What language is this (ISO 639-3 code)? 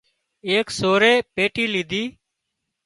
kxp